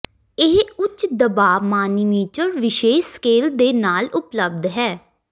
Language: Punjabi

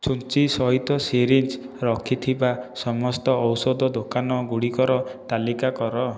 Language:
Odia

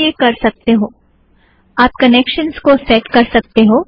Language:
Hindi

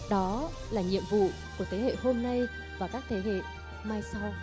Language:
Vietnamese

